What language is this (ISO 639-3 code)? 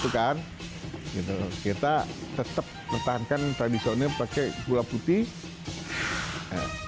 ind